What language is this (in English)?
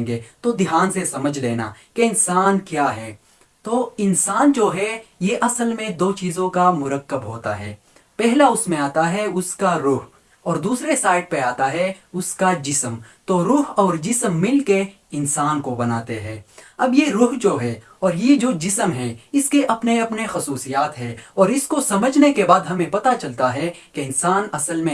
Urdu